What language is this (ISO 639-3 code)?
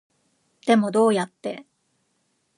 jpn